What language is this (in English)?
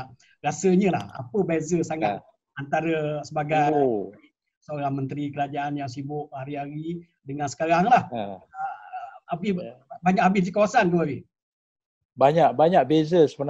Malay